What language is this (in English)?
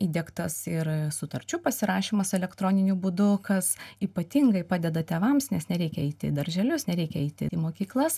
Lithuanian